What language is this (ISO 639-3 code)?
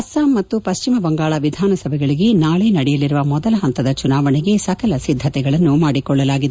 kan